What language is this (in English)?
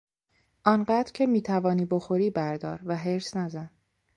Persian